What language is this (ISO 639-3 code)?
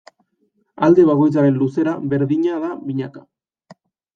eus